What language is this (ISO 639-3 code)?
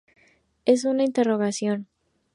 spa